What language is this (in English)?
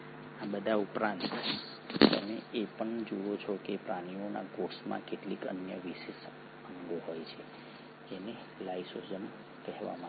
Gujarati